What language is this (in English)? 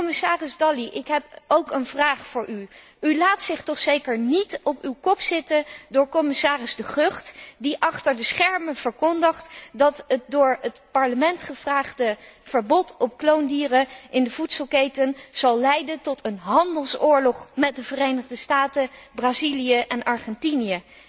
Dutch